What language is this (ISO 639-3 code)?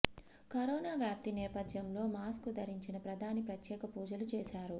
tel